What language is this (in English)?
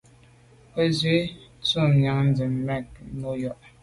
Medumba